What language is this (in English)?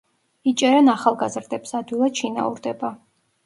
Georgian